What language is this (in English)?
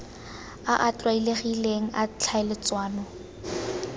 Tswana